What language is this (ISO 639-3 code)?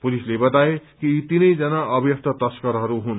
nep